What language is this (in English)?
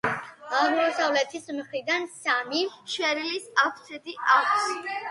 Georgian